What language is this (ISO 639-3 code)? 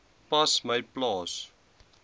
afr